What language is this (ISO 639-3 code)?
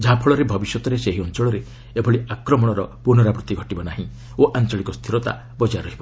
ori